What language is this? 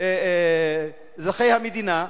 Hebrew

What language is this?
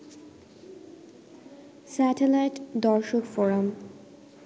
Bangla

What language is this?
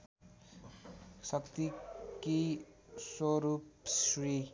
Nepali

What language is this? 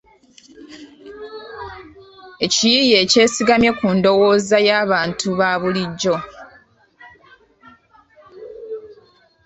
Ganda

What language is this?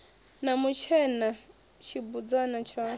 Venda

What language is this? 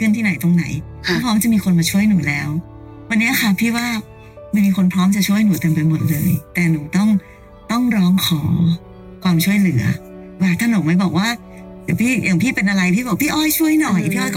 Thai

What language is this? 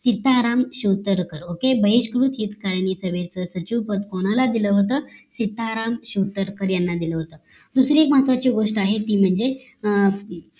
Marathi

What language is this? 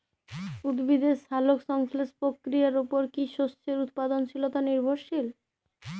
Bangla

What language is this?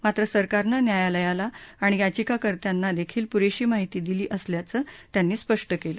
Marathi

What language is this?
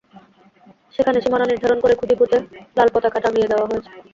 Bangla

